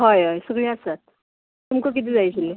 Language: Konkani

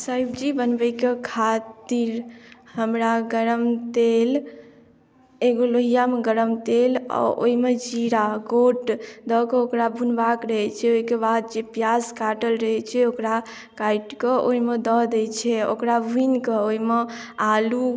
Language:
Maithili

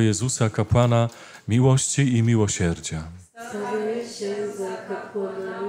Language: Polish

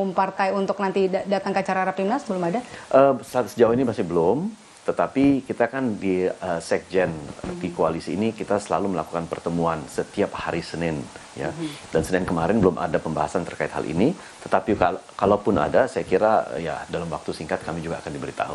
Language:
Indonesian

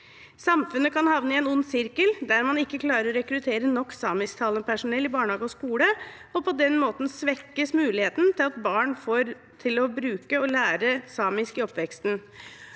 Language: Norwegian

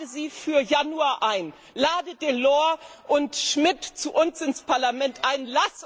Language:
German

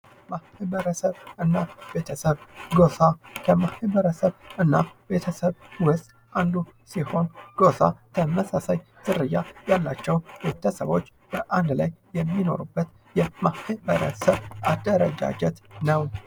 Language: Amharic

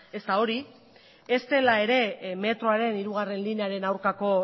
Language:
Basque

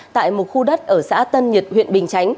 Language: Vietnamese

